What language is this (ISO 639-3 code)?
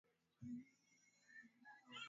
swa